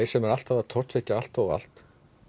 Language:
Icelandic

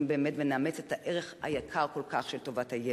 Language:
Hebrew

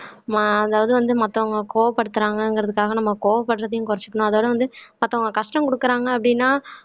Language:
Tamil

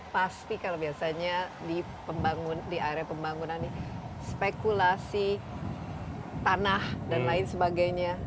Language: Indonesian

